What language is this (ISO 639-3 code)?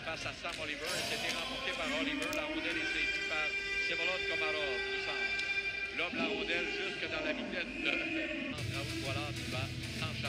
fra